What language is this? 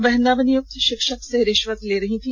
Hindi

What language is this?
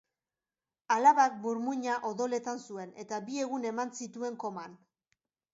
Basque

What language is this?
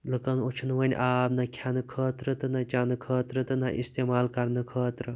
Kashmiri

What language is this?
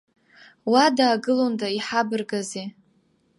Abkhazian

